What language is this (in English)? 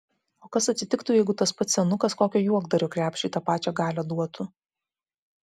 Lithuanian